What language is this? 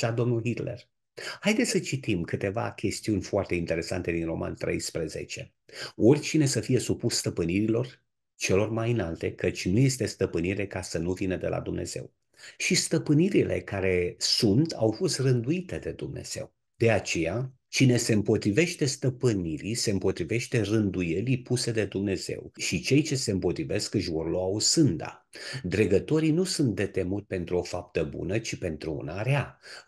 Romanian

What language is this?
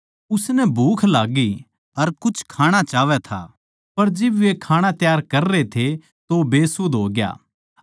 Haryanvi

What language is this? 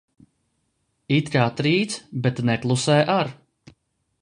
Latvian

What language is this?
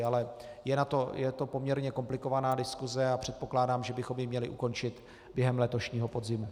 Czech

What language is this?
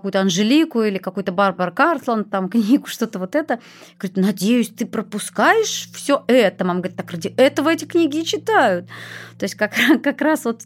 Russian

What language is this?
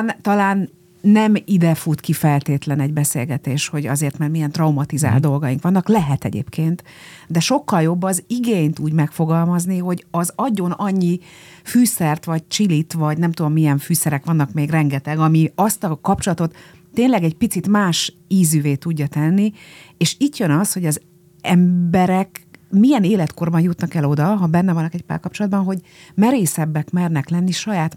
Hungarian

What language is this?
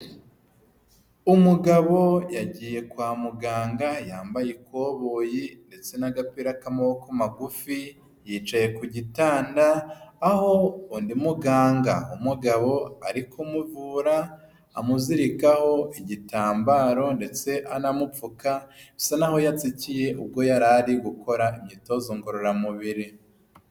Kinyarwanda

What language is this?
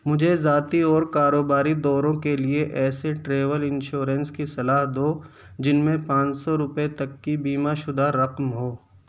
Urdu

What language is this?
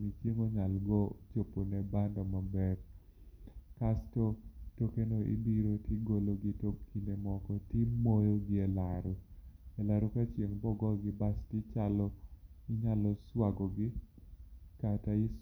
Luo (Kenya and Tanzania)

